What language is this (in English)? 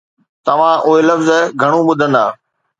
Sindhi